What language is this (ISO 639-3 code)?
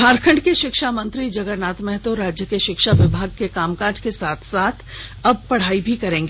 hin